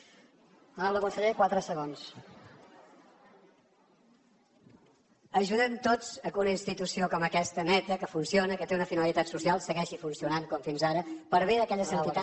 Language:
Catalan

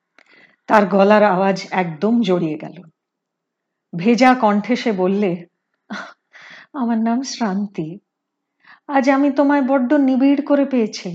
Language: Hindi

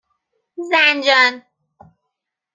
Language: Persian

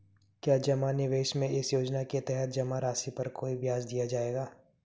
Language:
Hindi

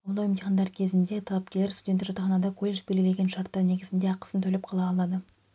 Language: Kazakh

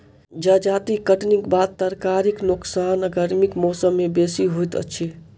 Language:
Maithili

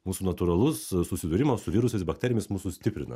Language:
Lithuanian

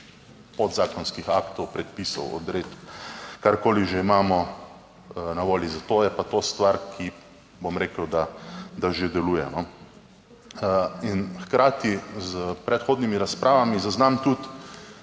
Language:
Slovenian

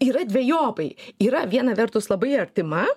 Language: Lithuanian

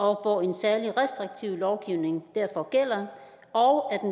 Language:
Danish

